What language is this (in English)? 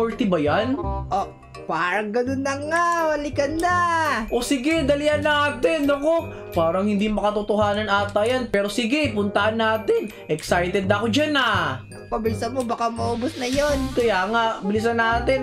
Filipino